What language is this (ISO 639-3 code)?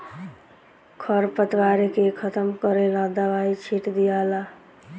bho